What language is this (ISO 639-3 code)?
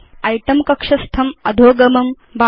san